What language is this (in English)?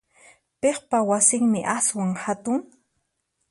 Puno Quechua